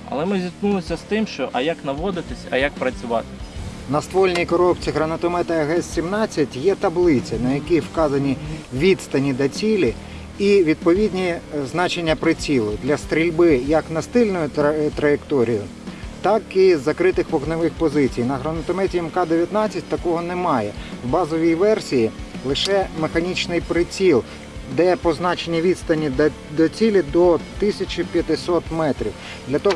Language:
Ukrainian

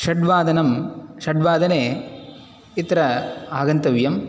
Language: Sanskrit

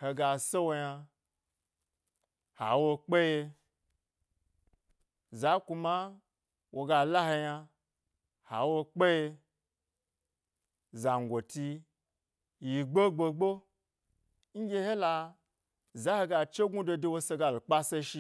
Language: Gbari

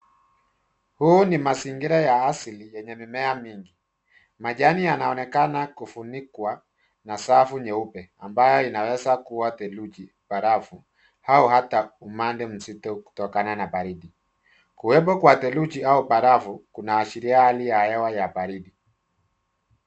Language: Swahili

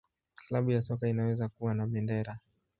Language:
Swahili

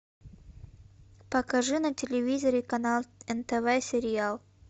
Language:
Russian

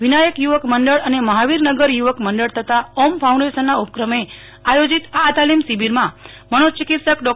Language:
Gujarati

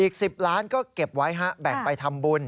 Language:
Thai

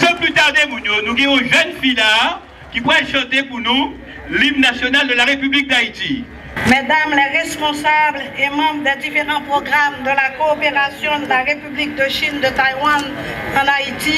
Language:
French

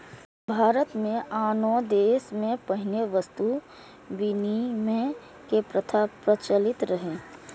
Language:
Maithili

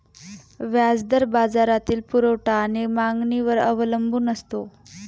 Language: Marathi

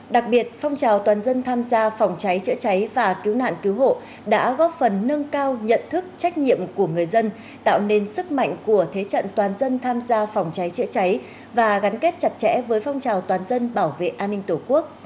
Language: Vietnamese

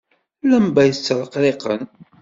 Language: Kabyle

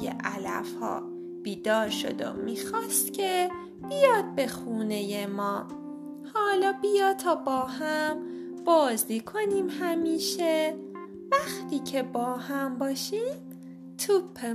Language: Persian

